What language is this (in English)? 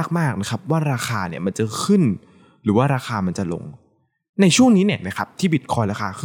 Thai